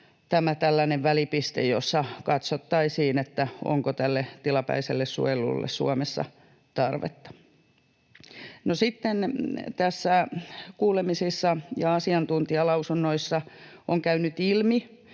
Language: Finnish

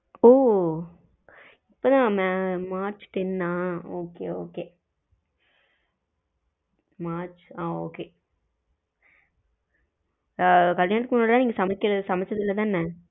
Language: Tamil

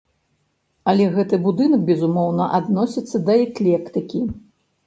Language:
Belarusian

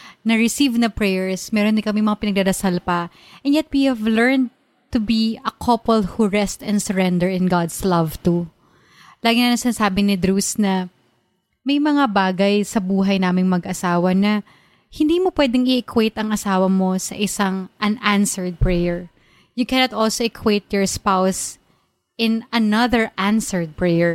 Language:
Filipino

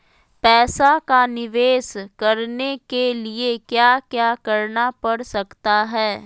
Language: Magahi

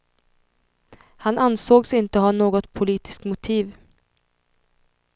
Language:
Swedish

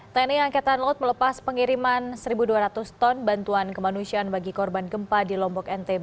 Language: Indonesian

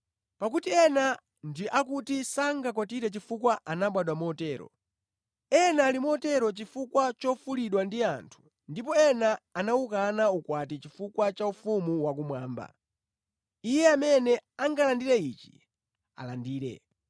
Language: Nyanja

